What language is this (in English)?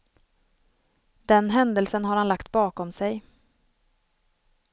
Swedish